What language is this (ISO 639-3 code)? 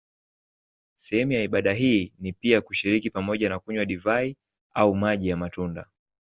swa